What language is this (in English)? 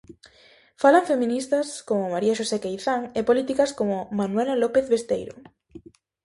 Galician